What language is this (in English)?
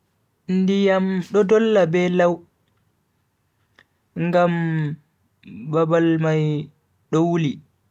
Bagirmi Fulfulde